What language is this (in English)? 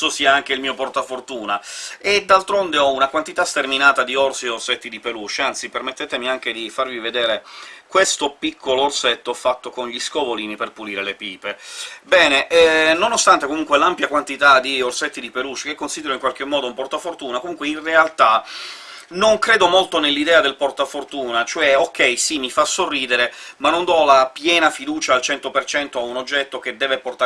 Italian